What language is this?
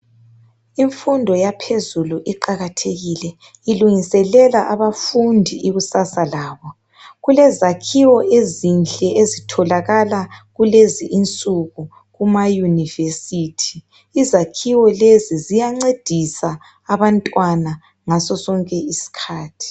North Ndebele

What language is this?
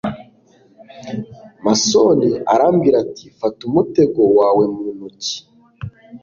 Kinyarwanda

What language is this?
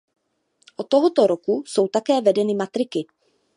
Czech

